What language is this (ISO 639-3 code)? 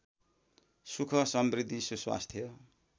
nep